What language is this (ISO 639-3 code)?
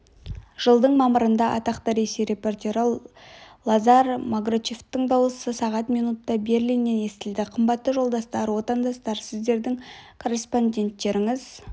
kaz